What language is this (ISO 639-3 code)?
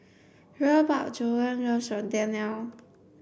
eng